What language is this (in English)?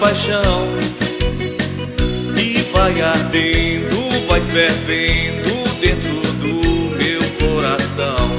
Portuguese